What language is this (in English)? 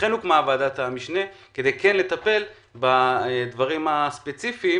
Hebrew